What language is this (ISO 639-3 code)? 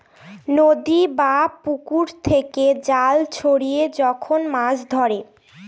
ben